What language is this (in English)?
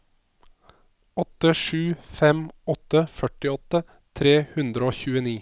Norwegian